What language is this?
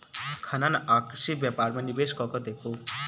Maithili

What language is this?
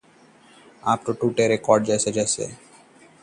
Hindi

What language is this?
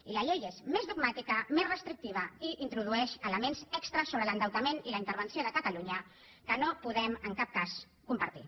Catalan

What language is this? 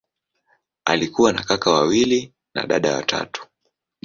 Swahili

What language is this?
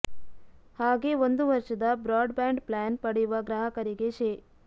Kannada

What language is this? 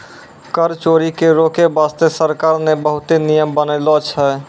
Maithili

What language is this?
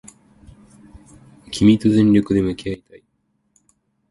Japanese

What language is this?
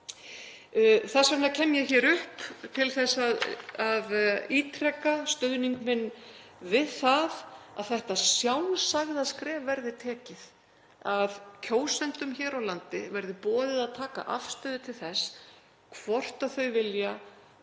Icelandic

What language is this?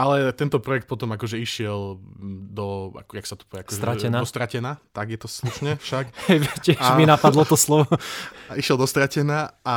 Slovak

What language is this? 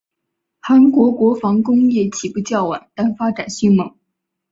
Chinese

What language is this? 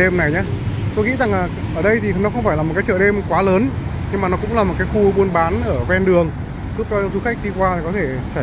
Vietnamese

